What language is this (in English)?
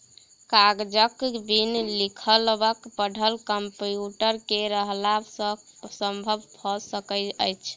Maithili